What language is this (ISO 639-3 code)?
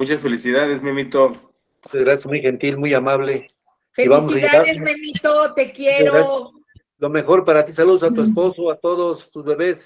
spa